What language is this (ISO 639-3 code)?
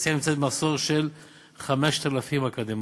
heb